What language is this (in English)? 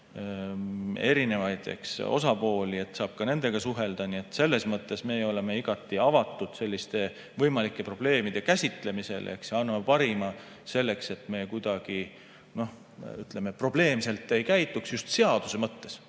Estonian